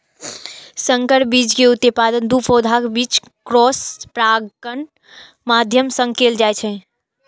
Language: Maithili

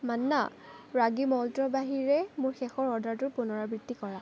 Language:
Assamese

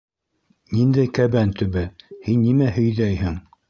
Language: Bashkir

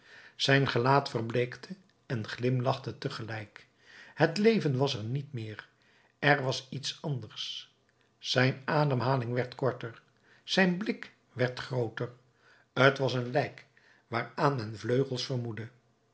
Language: Dutch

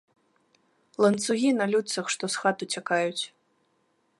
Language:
Belarusian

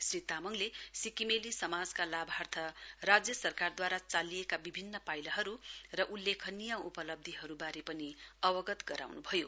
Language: Nepali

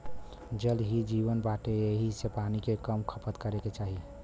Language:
Bhojpuri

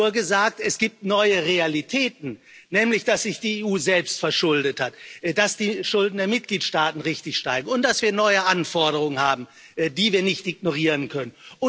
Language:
German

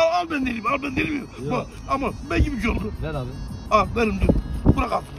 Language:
Turkish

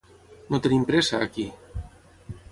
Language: Catalan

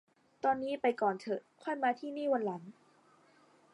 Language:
Thai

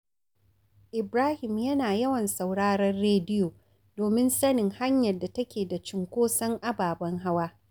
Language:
Hausa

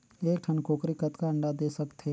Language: Chhattisgarhi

